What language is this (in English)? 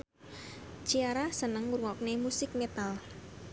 Javanese